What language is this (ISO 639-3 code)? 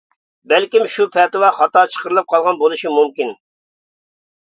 uig